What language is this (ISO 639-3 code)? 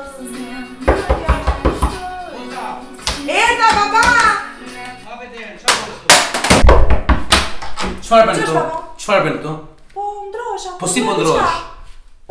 ron